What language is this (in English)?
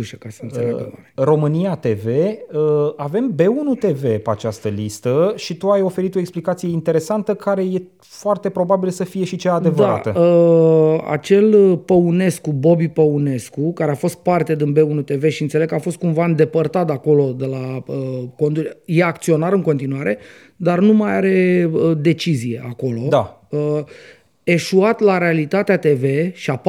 Romanian